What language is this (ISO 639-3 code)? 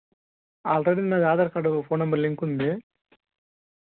tel